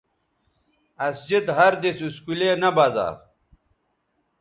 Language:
Bateri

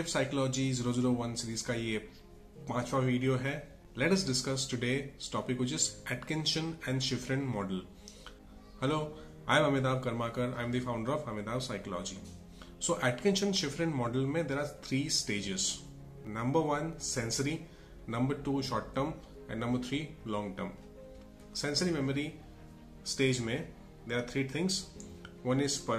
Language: Hindi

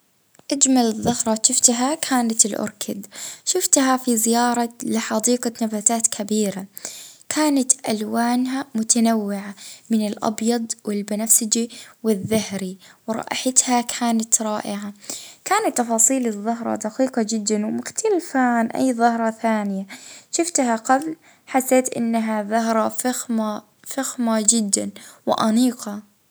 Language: Libyan Arabic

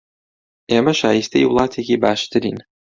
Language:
Central Kurdish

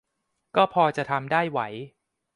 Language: Thai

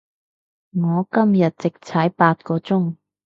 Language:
Cantonese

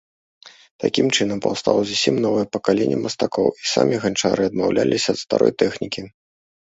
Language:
Belarusian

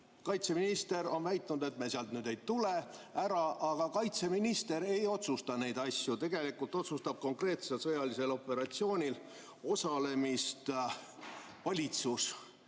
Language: Estonian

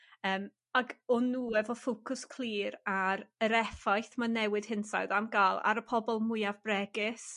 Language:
Welsh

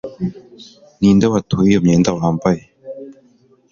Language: Kinyarwanda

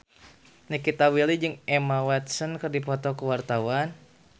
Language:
Sundanese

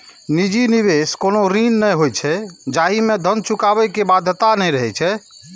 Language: Maithili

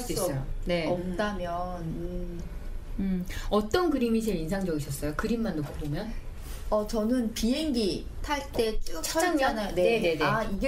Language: Korean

